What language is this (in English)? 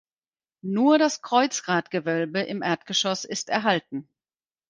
German